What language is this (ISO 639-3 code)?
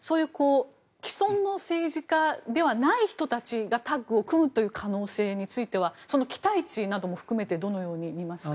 jpn